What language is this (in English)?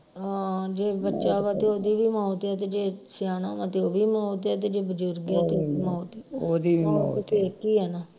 Punjabi